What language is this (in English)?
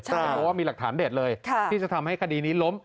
Thai